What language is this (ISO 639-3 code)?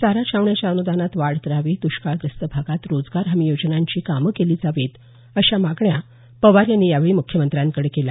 mar